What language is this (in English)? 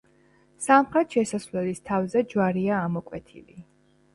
Georgian